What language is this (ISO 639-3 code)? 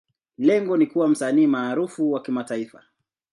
swa